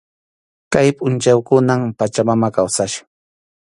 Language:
Arequipa-La Unión Quechua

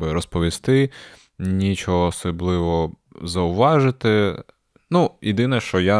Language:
Ukrainian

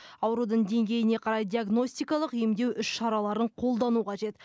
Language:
Kazakh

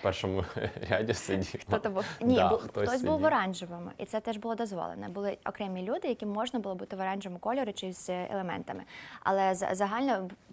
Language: Ukrainian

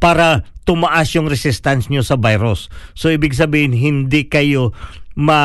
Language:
Filipino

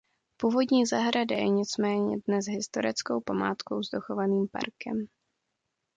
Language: Czech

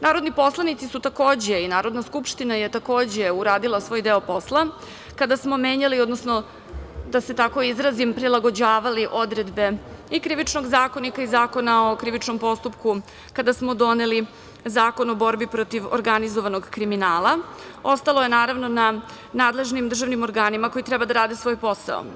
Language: Serbian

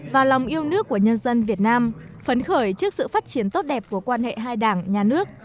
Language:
Vietnamese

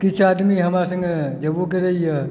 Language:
Maithili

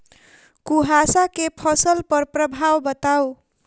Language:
Maithili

